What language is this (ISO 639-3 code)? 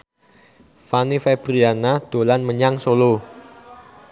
jav